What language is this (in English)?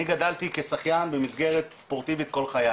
Hebrew